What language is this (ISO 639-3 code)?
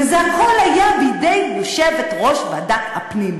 heb